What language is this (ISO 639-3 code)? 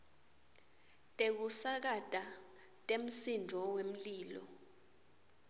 ssw